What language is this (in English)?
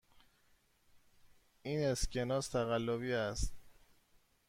Persian